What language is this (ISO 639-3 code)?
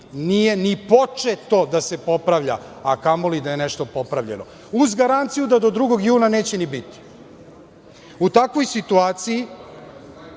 srp